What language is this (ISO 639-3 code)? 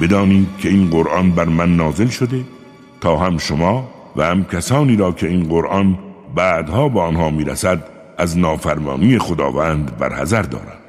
fas